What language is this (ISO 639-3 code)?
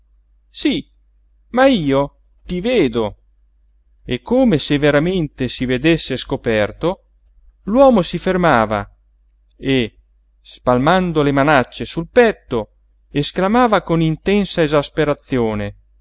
ita